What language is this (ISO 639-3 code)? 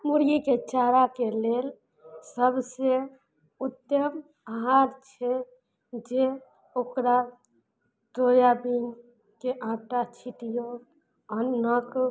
mai